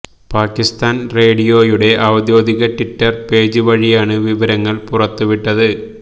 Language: Malayalam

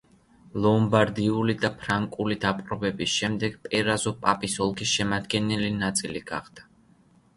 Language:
Georgian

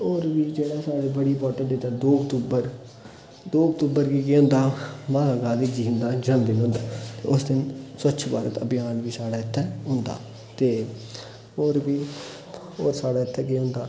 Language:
Dogri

